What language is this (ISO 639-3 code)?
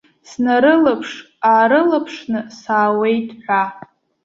abk